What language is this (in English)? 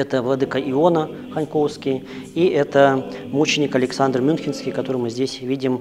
Russian